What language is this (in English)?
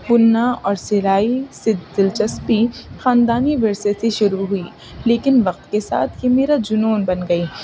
Urdu